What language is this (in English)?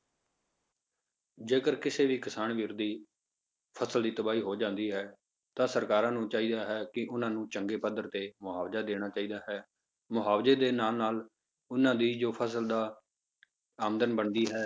Punjabi